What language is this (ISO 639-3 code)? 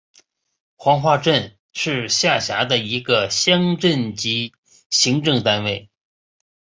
zho